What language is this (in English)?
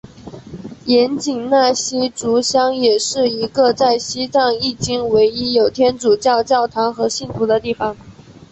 Chinese